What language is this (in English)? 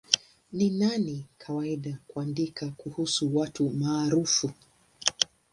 Swahili